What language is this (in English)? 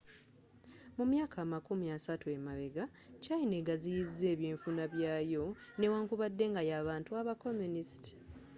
Ganda